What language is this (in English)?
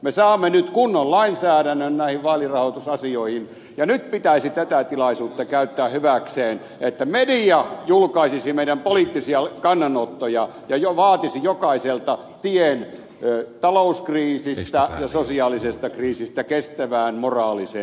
Finnish